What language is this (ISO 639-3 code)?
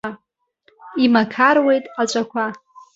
abk